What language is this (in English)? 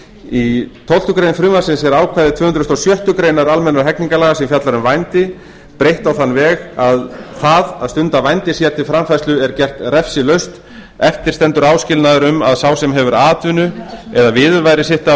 Icelandic